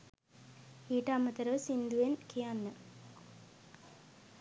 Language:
Sinhala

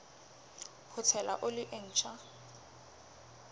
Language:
Southern Sotho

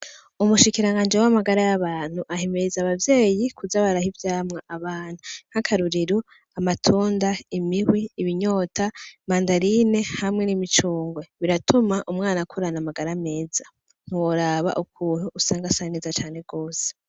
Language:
Rundi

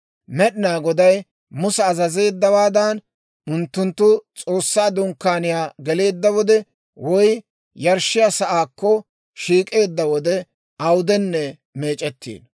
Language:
Dawro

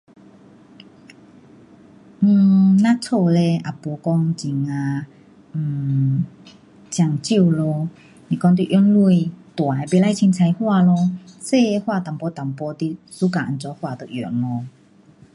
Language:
Pu-Xian Chinese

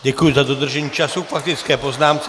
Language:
Czech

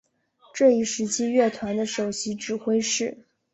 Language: Chinese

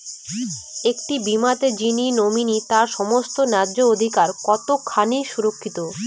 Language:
Bangla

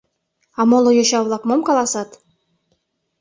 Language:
Mari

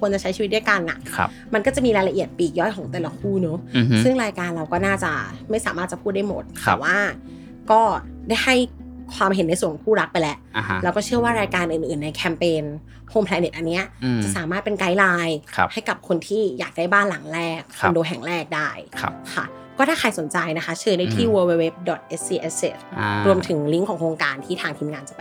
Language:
Thai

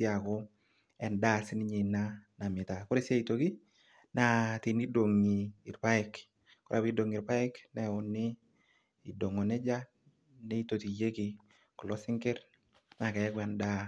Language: Masai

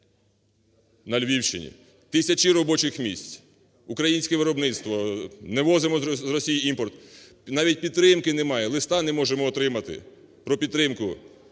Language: Ukrainian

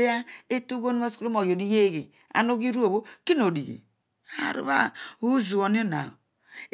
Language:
Odual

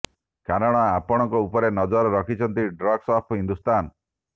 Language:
Odia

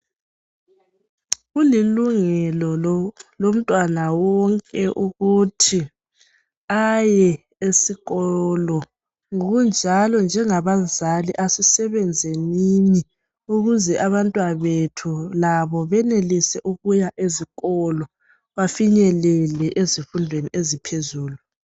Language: North Ndebele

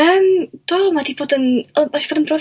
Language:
Welsh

